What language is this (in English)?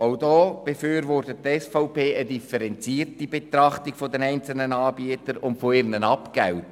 Swiss German